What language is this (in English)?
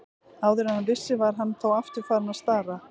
Icelandic